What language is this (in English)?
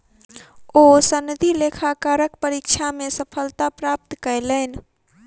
Maithili